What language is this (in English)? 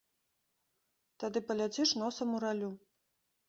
Belarusian